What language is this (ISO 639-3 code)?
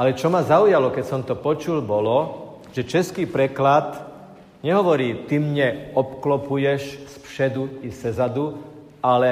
slk